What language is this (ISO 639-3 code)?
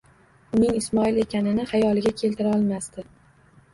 uzb